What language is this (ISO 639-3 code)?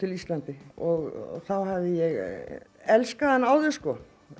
isl